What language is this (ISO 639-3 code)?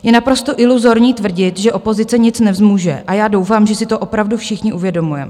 ces